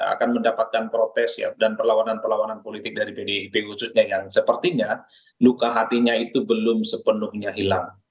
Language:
Indonesian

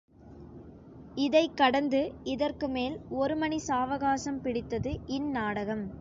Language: Tamil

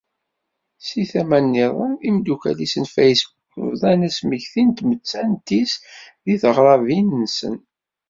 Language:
Kabyle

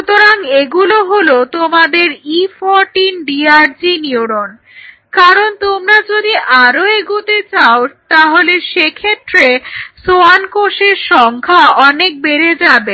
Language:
Bangla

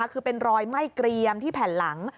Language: Thai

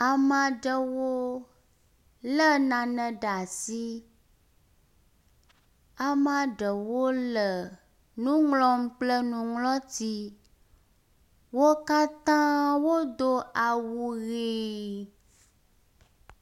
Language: Ewe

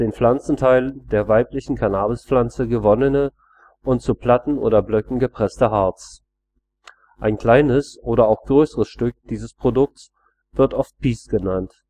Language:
German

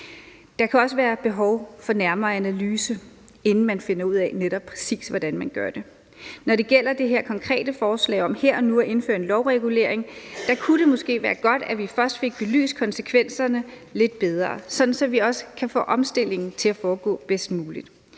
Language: Danish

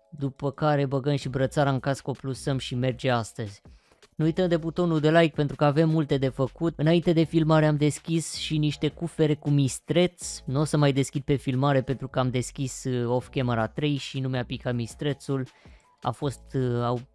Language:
Romanian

